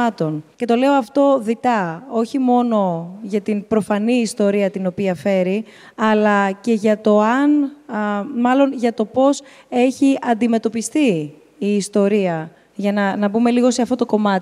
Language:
Greek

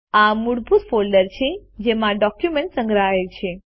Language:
Gujarati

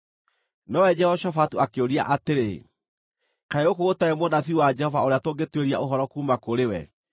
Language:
Kikuyu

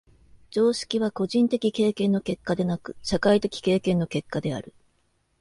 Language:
Japanese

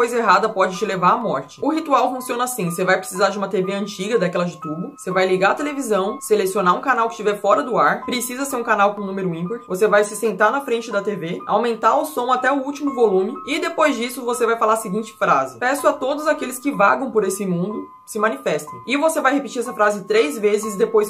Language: Portuguese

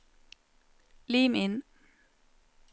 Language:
Norwegian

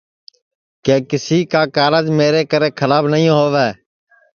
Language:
Sansi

